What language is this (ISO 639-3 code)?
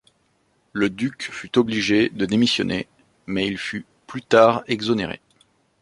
fra